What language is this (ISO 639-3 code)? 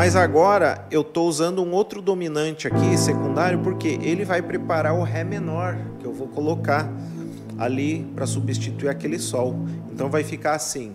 por